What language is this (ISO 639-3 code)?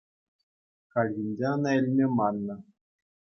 chv